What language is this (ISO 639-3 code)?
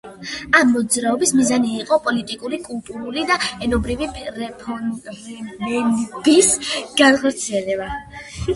kat